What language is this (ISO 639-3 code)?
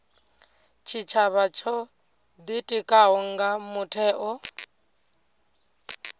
ven